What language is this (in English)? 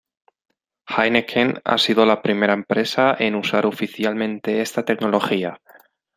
Spanish